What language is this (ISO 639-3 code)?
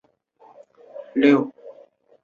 zho